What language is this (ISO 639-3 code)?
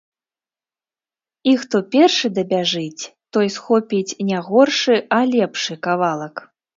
bel